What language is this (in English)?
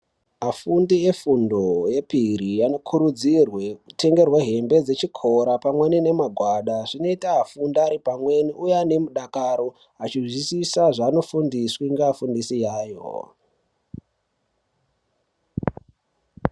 Ndau